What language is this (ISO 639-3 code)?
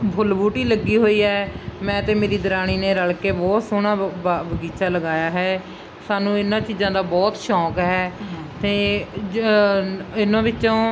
pan